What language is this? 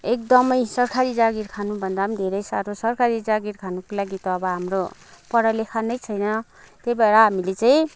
Nepali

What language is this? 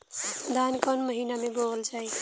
Bhojpuri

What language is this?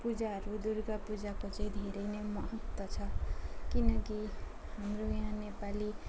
Nepali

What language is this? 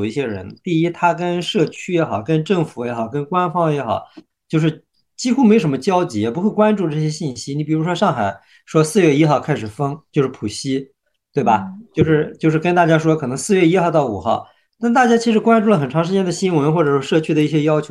Chinese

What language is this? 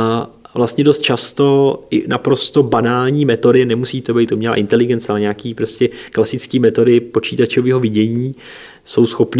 Czech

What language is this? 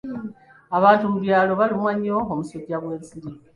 Ganda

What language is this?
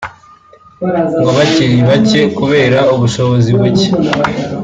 Kinyarwanda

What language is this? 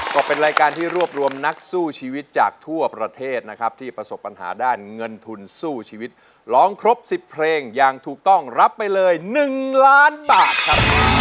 Thai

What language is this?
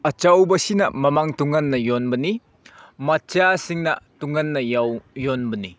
Manipuri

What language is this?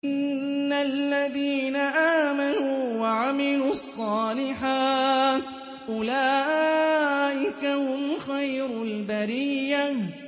Arabic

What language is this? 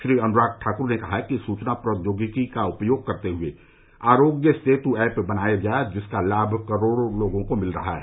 Hindi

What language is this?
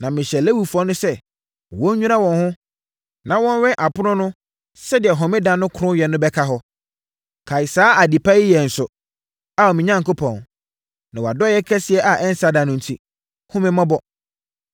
Akan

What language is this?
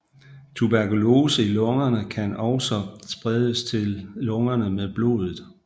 Danish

